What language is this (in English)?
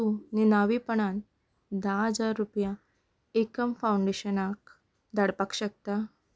Konkani